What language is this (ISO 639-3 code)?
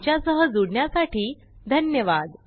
mar